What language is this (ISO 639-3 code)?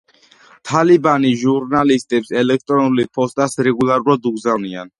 kat